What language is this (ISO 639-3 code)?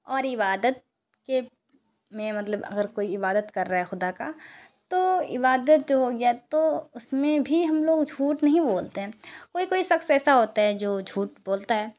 urd